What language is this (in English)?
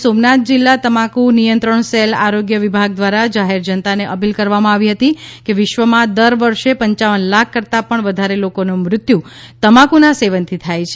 Gujarati